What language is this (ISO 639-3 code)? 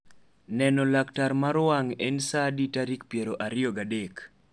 luo